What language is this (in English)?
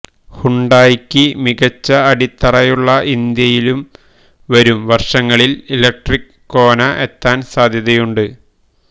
Malayalam